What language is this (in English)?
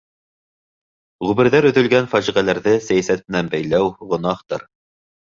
Bashkir